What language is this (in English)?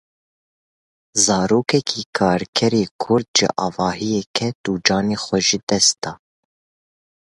Kurdish